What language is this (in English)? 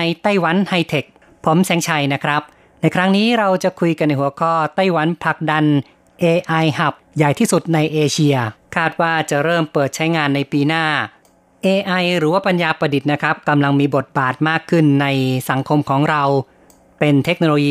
Thai